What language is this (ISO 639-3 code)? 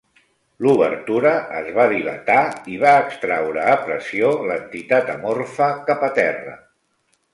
cat